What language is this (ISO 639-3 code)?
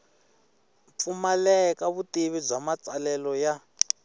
tso